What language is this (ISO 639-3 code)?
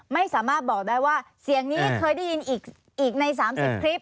tha